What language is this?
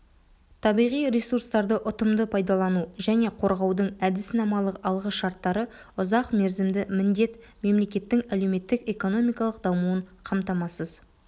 Kazakh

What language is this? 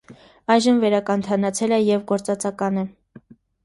Armenian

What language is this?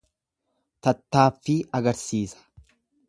Oromo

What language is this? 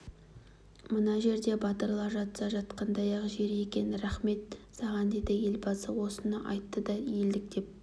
Kazakh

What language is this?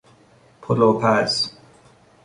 Persian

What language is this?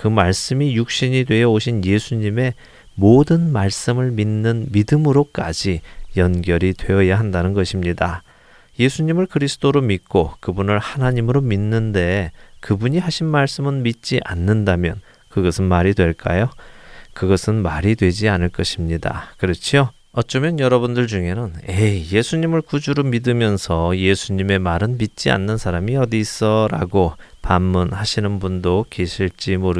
Korean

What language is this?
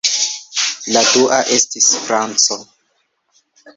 Esperanto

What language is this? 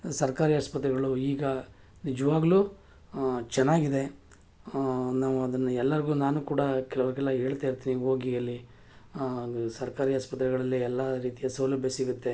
Kannada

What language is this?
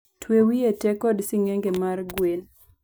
Luo (Kenya and Tanzania)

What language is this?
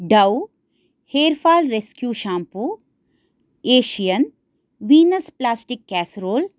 Sanskrit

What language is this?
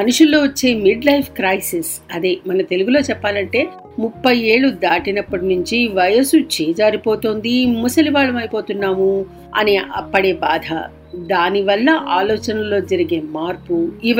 Telugu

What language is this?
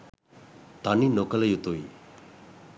Sinhala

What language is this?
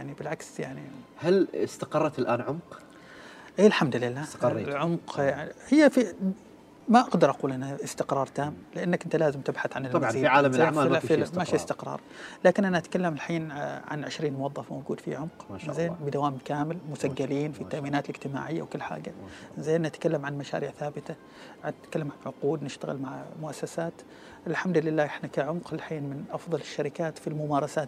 Arabic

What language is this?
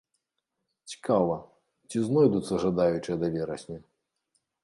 Belarusian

